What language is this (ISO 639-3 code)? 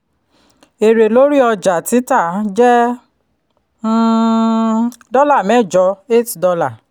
yor